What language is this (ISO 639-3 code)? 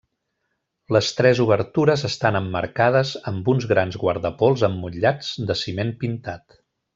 cat